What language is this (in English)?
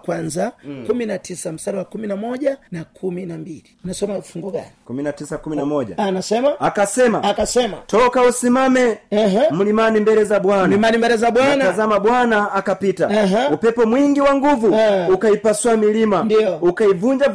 Swahili